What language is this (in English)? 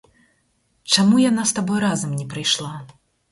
Belarusian